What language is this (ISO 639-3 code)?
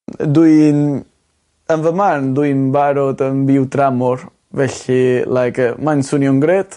cym